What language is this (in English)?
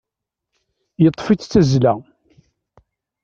Kabyle